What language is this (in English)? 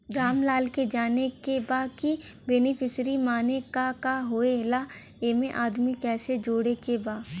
Bhojpuri